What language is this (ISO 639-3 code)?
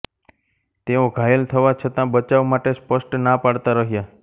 guj